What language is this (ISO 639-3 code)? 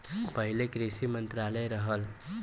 bho